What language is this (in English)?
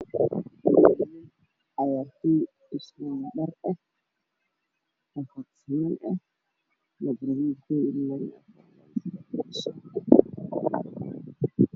Somali